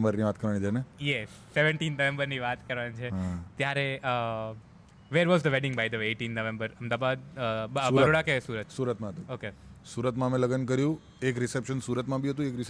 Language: Gujarati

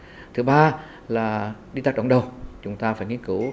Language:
Vietnamese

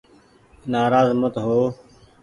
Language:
Goaria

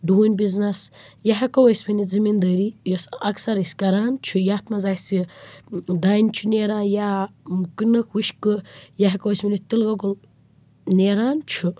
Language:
Kashmiri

